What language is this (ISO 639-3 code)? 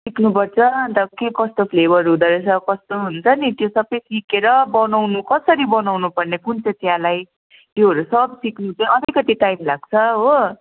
nep